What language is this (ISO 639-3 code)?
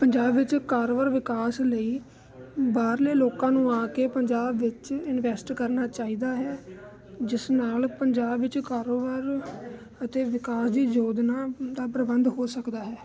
pan